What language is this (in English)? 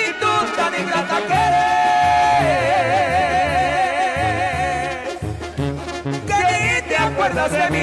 Spanish